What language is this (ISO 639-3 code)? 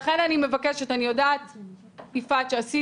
heb